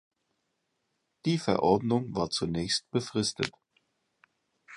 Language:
German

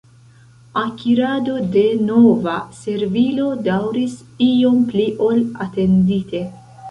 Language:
Esperanto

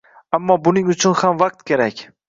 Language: Uzbek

